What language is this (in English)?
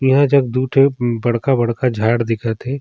Surgujia